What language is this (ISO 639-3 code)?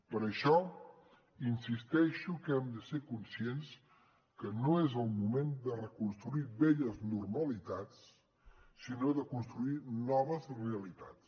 cat